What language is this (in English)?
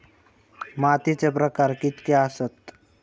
Marathi